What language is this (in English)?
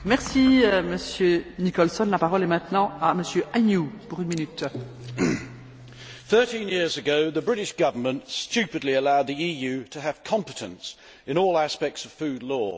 English